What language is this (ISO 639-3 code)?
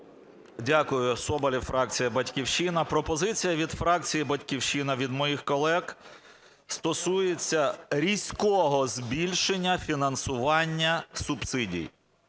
ukr